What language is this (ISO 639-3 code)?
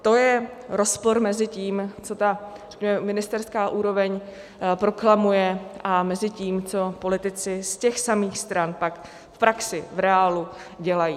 ces